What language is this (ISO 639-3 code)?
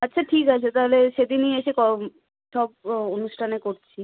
ben